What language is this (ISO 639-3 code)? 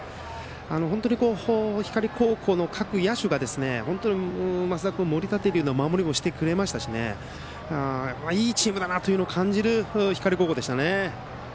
jpn